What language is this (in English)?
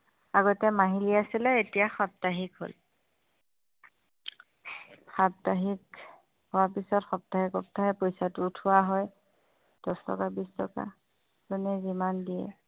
Assamese